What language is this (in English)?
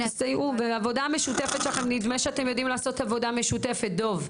Hebrew